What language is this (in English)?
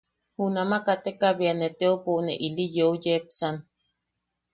Yaqui